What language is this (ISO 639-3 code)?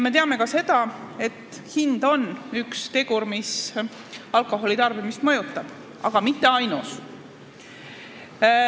est